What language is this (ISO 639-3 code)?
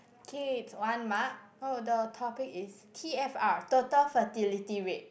eng